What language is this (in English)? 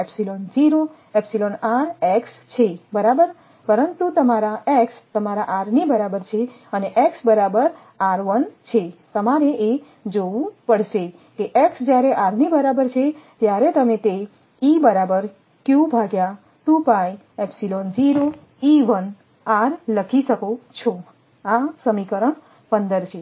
Gujarati